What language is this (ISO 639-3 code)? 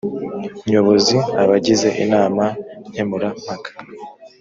kin